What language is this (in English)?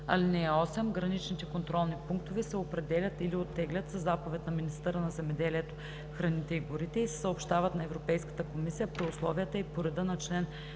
Bulgarian